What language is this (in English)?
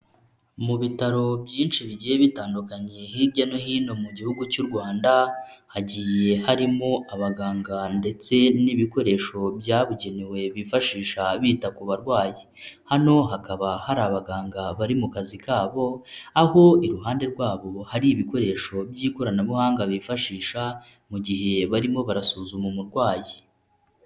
Kinyarwanda